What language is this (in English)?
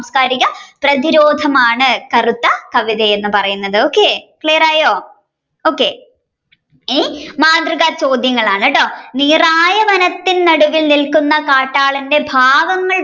Malayalam